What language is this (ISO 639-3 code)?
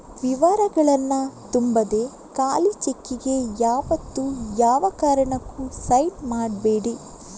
kan